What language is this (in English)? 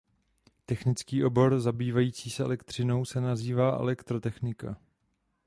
Czech